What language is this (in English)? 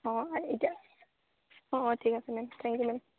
Assamese